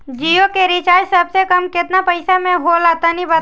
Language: Bhojpuri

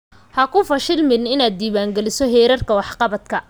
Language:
Somali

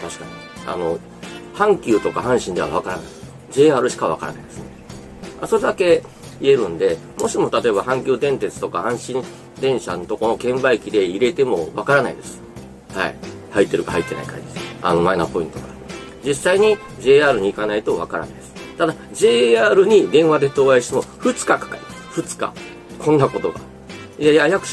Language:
Japanese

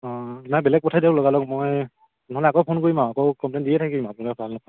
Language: Assamese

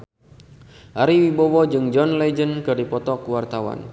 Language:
Sundanese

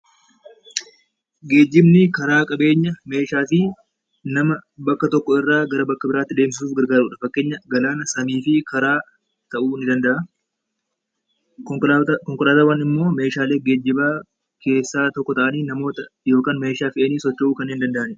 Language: Oromo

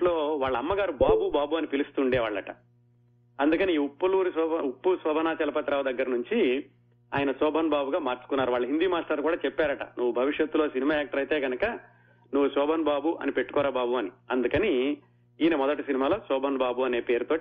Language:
Telugu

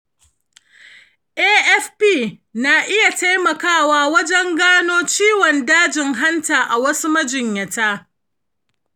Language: Hausa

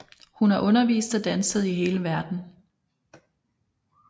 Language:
Danish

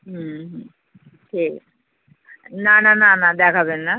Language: Bangla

